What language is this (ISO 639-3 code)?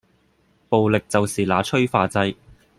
yue